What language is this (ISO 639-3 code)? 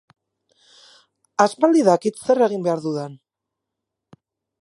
eus